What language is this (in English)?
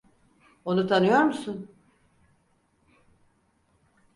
Turkish